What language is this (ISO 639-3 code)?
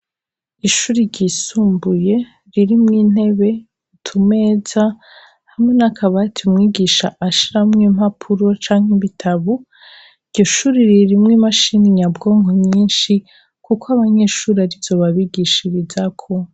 run